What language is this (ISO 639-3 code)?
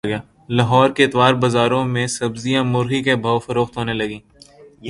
urd